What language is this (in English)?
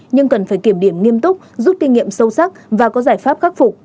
Vietnamese